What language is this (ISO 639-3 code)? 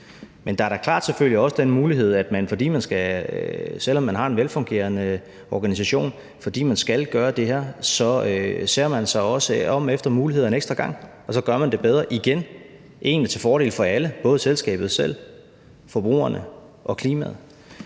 dan